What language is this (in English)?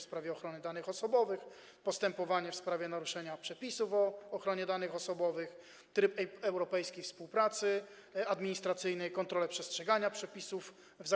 Polish